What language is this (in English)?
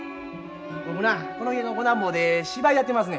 Japanese